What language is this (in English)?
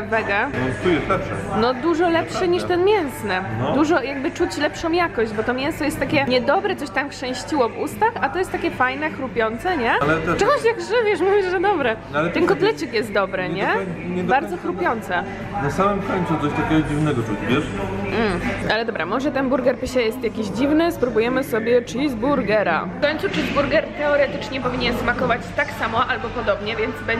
Polish